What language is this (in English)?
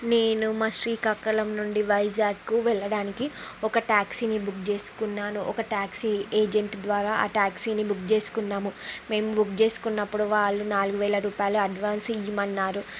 Telugu